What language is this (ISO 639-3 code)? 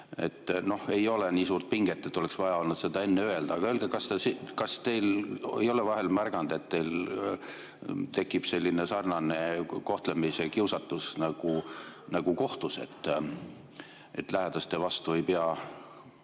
est